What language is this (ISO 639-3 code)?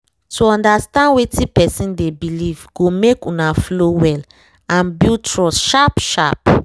pcm